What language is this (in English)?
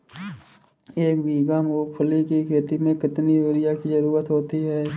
Hindi